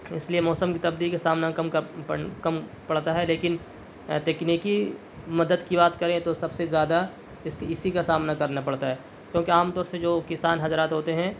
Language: Urdu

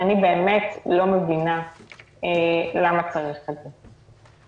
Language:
Hebrew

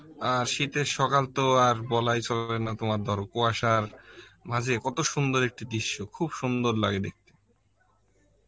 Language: Bangla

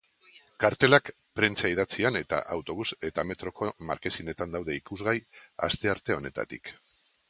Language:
Basque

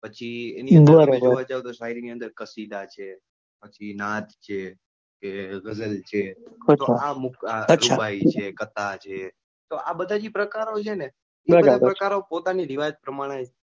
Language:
Gujarati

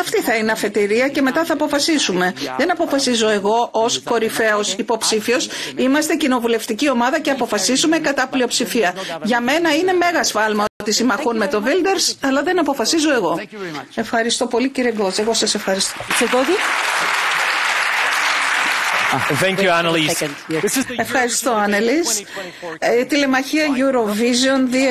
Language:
Greek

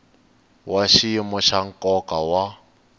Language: Tsonga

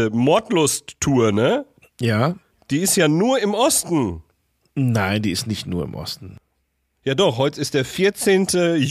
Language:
German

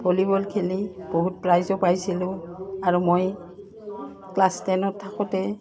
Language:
Assamese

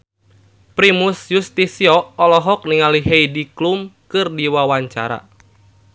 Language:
Sundanese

